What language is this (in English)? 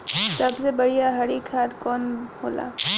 Bhojpuri